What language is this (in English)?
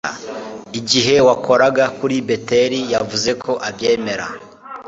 Kinyarwanda